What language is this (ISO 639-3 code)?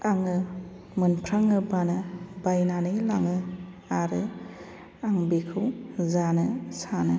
brx